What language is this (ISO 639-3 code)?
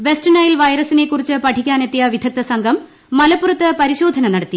mal